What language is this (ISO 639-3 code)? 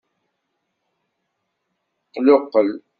kab